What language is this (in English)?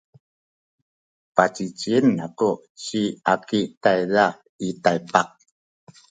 Sakizaya